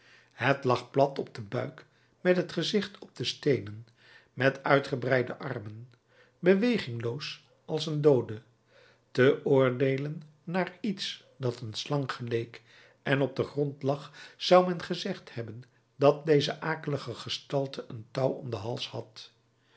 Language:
Dutch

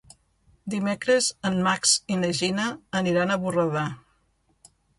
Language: Catalan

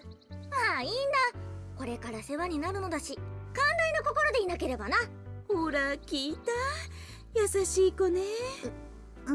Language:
Japanese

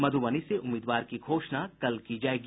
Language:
Hindi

